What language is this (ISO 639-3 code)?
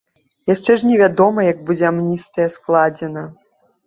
bel